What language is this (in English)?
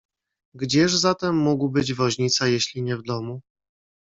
Polish